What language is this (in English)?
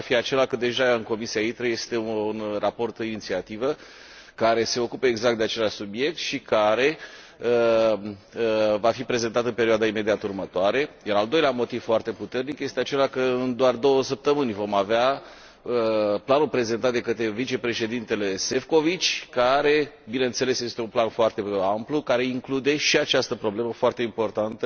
Romanian